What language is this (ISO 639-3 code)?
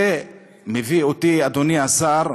heb